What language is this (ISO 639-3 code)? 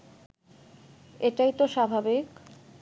ben